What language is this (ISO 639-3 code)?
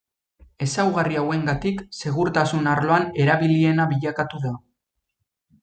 eus